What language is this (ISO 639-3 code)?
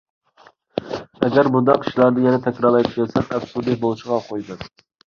uig